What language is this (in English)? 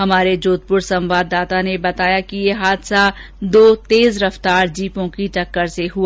Hindi